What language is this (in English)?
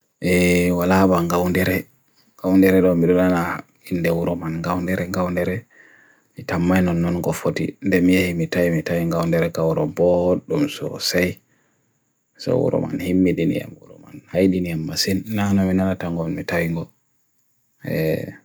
Bagirmi Fulfulde